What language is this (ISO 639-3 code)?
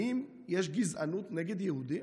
heb